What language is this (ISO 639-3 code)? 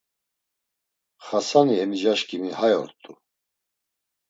lzz